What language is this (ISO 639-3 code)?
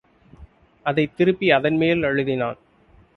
tam